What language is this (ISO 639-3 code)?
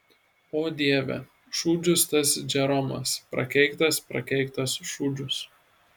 lit